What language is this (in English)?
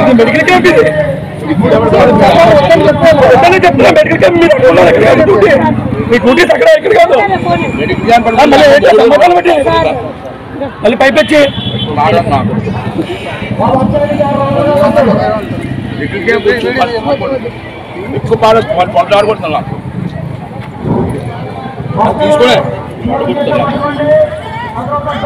Indonesian